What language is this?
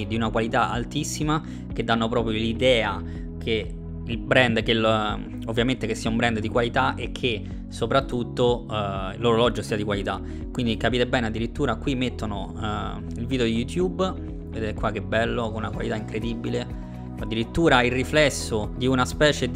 Italian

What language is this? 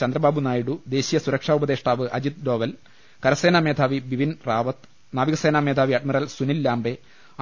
Malayalam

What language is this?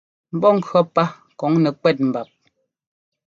Ngomba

